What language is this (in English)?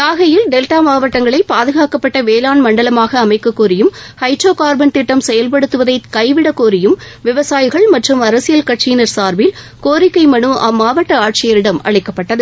Tamil